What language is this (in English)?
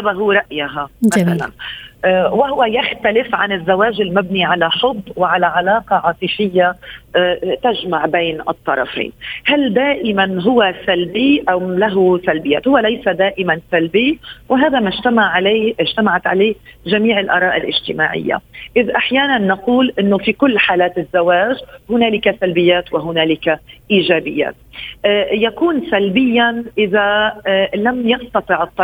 Arabic